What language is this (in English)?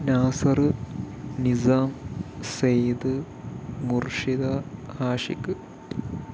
Malayalam